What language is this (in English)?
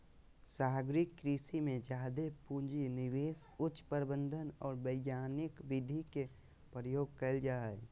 Magahi